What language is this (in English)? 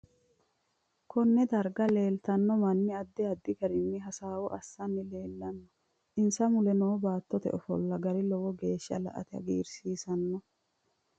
Sidamo